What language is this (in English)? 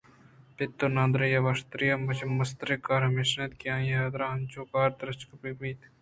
Eastern Balochi